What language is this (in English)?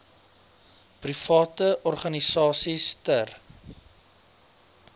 Afrikaans